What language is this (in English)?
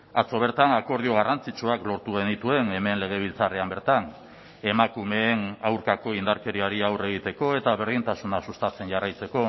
Basque